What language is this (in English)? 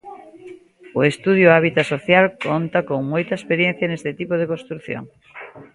Galician